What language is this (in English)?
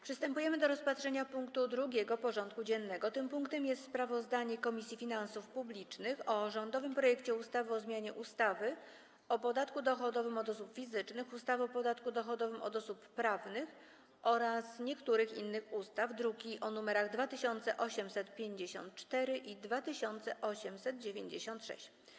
Polish